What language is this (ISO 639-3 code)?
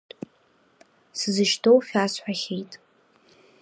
abk